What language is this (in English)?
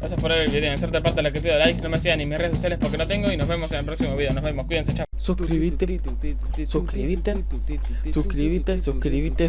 Spanish